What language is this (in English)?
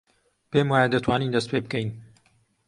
Central Kurdish